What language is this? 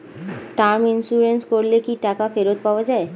Bangla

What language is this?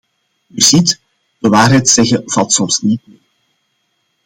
Dutch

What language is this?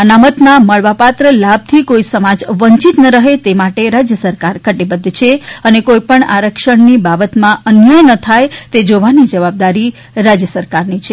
Gujarati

